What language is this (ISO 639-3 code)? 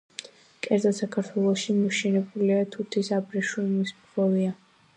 kat